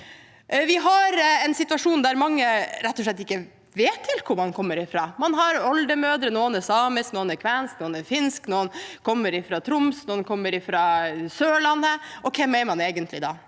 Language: Norwegian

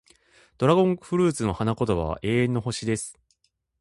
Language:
Japanese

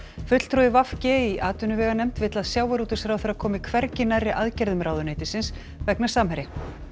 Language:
Icelandic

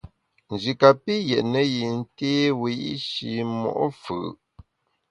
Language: Bamun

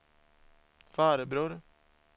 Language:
Swedish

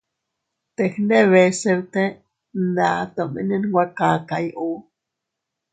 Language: Teutila Cuicatec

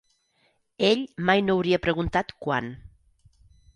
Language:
Catalan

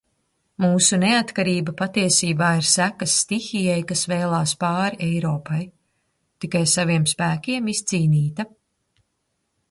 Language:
Latvian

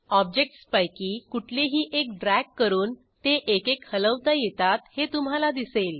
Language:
Marathi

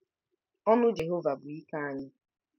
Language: Igbo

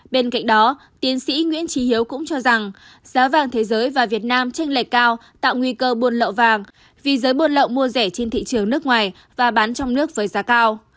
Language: Vietnamese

